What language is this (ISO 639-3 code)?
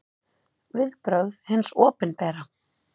isl